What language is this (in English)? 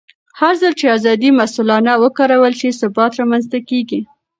Pashto